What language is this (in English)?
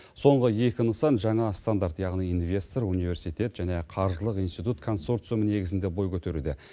Kazakh